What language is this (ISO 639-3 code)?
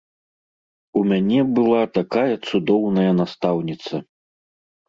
bel